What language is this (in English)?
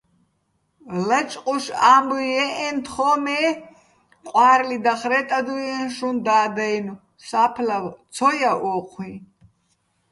Bats